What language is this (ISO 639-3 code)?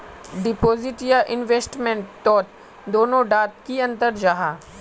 mag